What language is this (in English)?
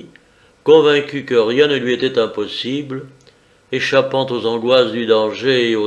French